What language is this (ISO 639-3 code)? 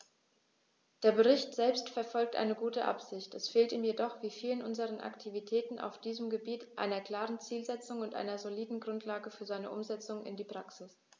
deu